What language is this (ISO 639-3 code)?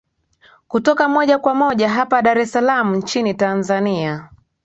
swa